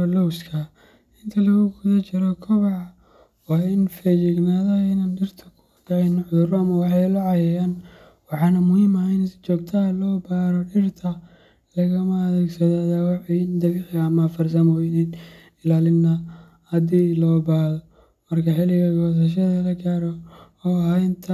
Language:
Somali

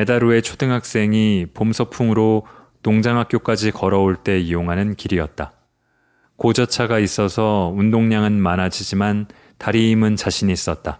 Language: Korean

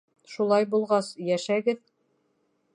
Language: Bashkir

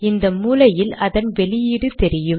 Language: Tamil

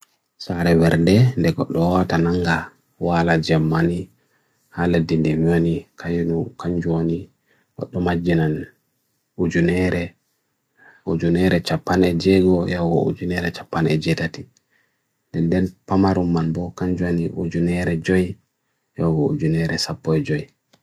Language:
Bagirmi Fulfulde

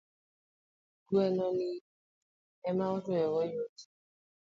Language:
Luo (Kenya and Tanzania)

